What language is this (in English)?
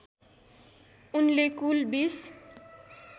Nepali